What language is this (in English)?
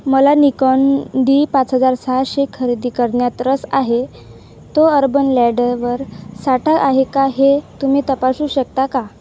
Marathi